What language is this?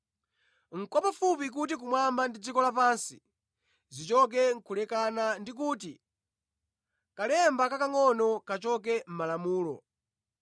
Nyanja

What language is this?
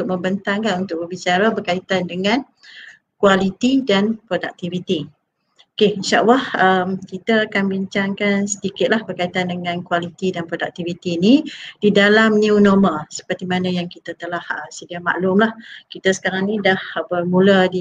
Malay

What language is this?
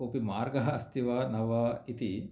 Sanskrit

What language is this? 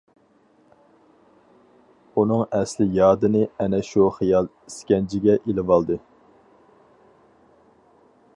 Uyghur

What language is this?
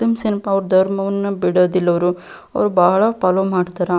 Kannada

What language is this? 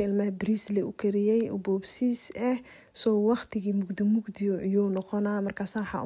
Arabic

